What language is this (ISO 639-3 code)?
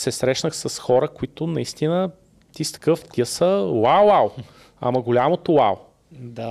bul